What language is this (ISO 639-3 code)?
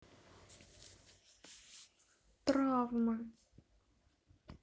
rus